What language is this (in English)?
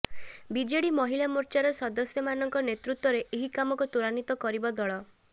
Odia